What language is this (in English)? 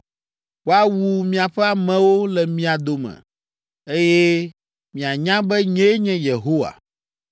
Ewe